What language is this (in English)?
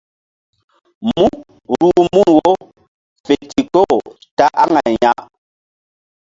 Mbum